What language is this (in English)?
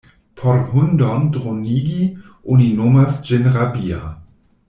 Esperanto